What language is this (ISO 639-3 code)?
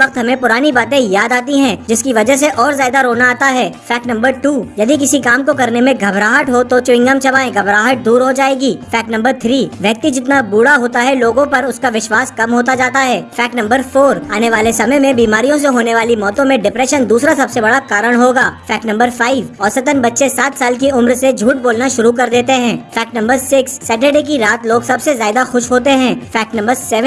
hin